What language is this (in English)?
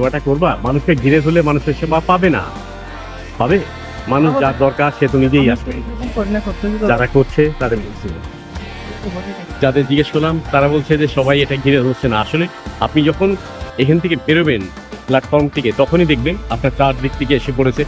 Bangla